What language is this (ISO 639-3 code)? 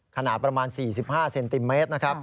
tha